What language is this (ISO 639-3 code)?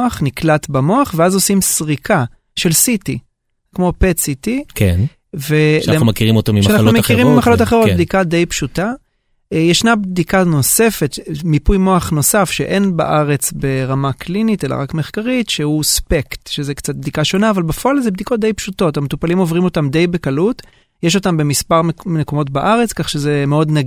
heb